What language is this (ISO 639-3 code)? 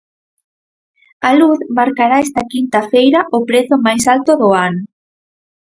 glg